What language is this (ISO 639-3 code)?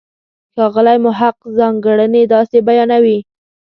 pus